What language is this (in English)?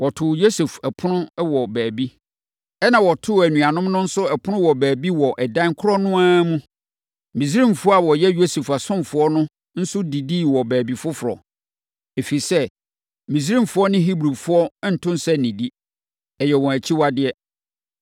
Akan